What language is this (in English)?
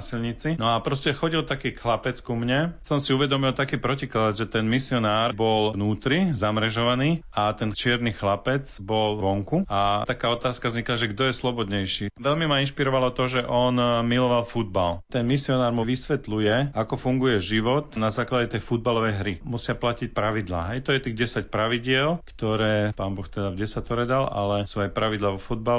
Slovak